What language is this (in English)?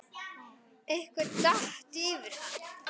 Icelandic